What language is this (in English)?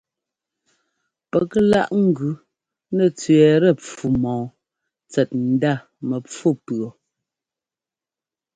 Ngomba